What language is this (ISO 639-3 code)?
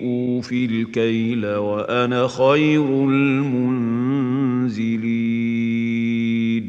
ara